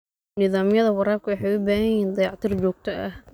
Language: Somali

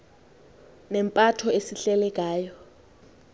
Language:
Xhosa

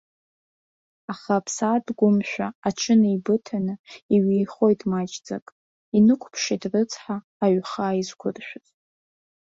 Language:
Abkhazian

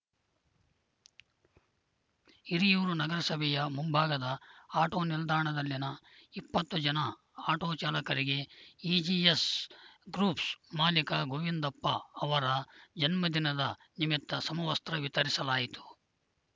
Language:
Kannada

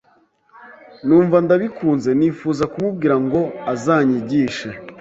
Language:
Kinyarwanda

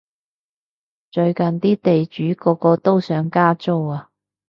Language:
Cantonese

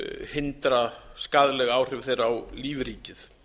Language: Icelandic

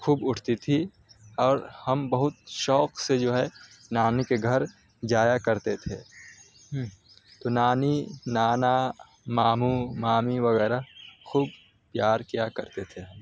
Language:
Urdu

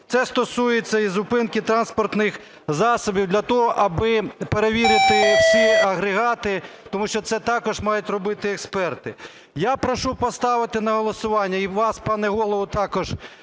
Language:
Ukrainian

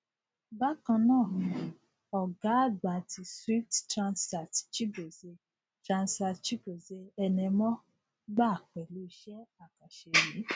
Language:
Yoruba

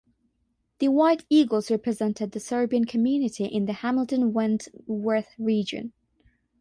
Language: English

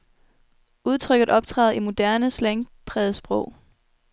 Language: Danish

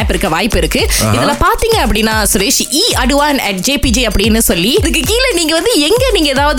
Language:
Tamil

